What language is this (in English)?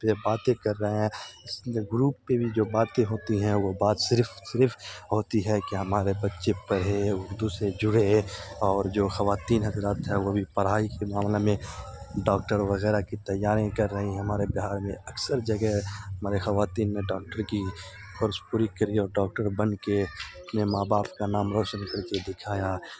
Urdu